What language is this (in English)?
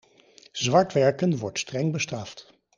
Dutch